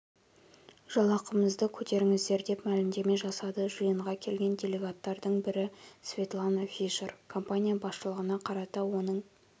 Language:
Kazakh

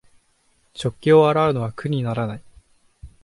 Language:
Japanese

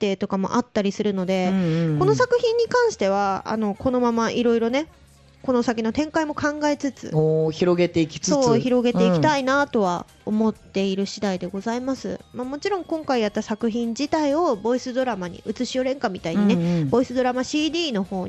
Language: Japanese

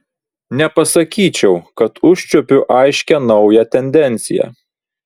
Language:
Lithuanian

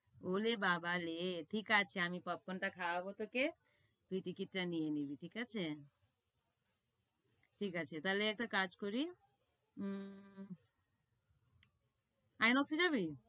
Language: Bangla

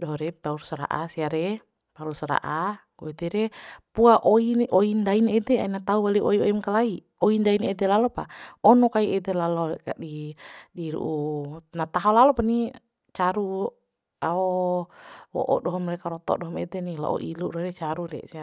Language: Bima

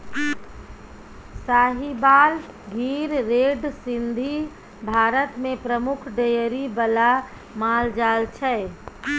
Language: Maithili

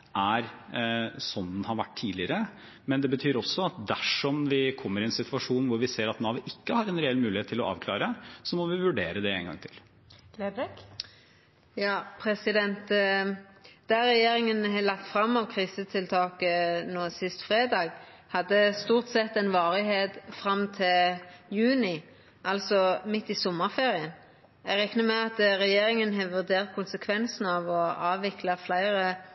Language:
Norwegian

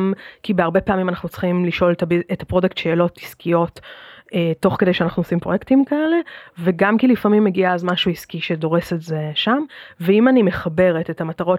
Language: Hebrew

